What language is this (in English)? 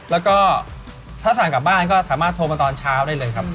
Thai